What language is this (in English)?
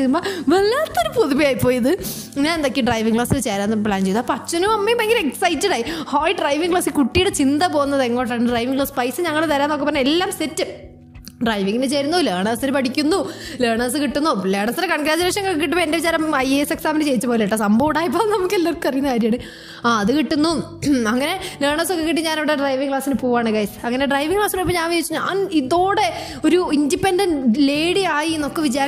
Malayalam